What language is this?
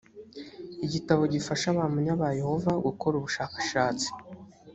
Kinyarwanda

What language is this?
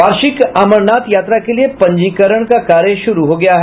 Hindi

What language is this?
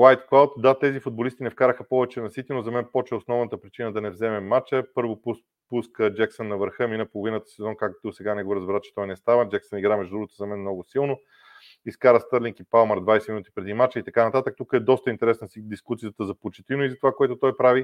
Bulgarian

